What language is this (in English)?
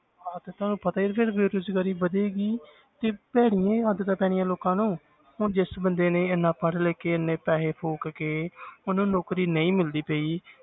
Punjabi